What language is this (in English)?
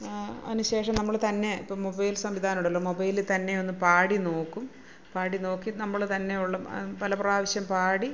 Malayalam